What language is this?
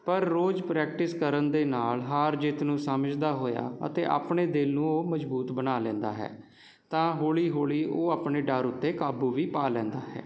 Punjabi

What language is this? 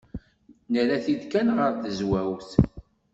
Kabyle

